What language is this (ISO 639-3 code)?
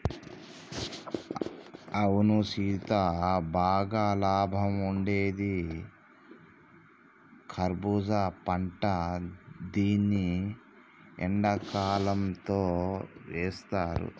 tel